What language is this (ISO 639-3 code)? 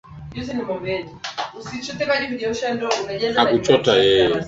swa